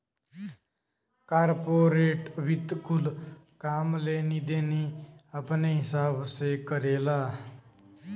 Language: Bhojpuri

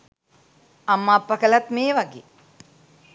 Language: Sinhala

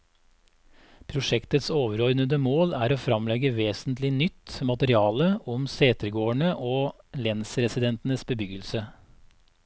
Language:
Norwegian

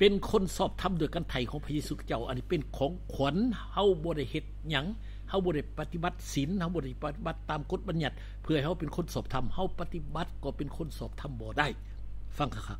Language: Thai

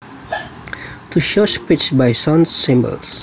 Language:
Javanese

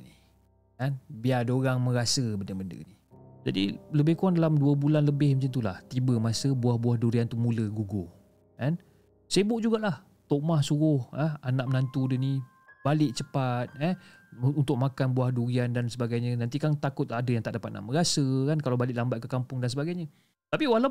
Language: Malay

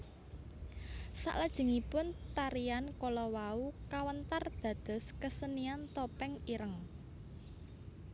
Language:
Javanese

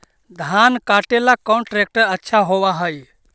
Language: Magahi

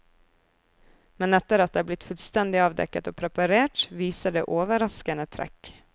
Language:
Norwegian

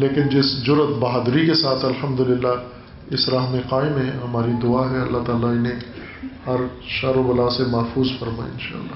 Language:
Urdu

